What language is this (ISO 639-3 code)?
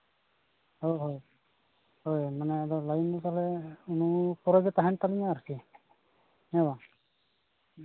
sat